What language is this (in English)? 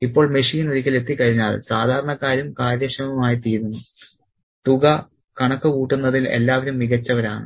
Malayalam